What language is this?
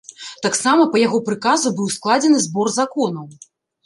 Belarusian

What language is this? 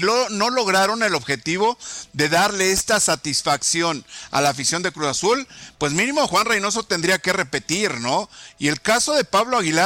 Spanish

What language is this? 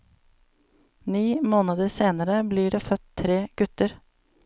Norwegian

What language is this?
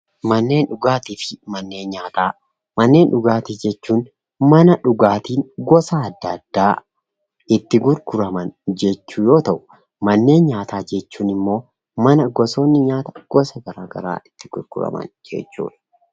Oromo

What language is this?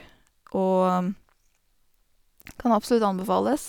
Norwegian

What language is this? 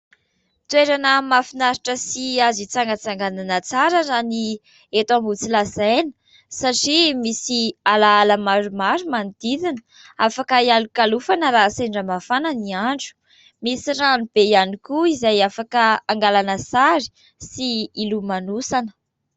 Malagasy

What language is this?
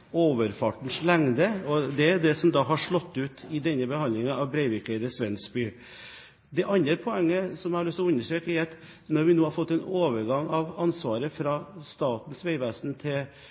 Norwegian Bokmål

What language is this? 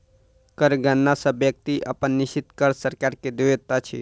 Maithili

